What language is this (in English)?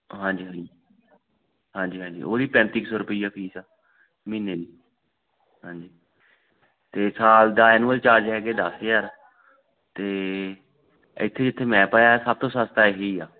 Punjabi